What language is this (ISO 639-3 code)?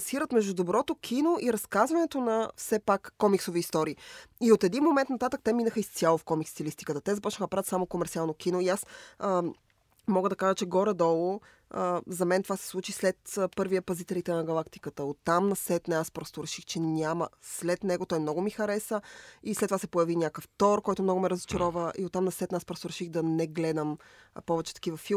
bul